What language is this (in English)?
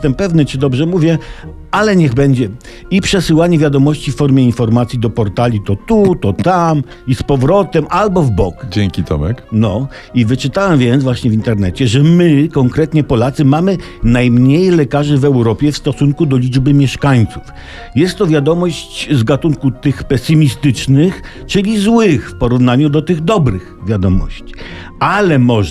Polish